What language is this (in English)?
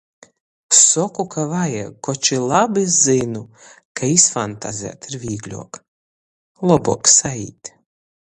Latgalian